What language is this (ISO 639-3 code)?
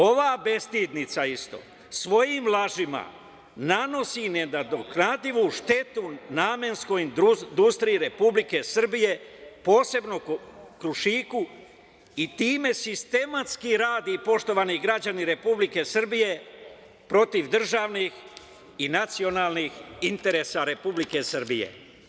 srp